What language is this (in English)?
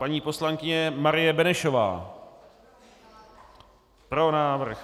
Czech